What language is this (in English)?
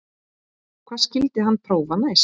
Icelandic